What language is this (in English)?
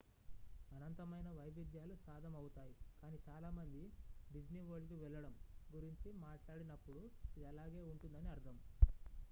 Telugu